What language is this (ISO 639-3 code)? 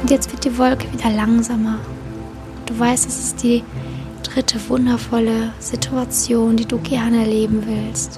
deu